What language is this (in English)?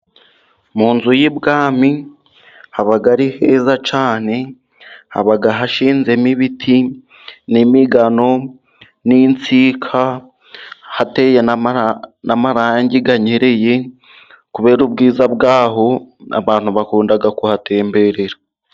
Kinyarwanda